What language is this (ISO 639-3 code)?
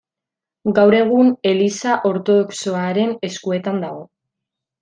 eus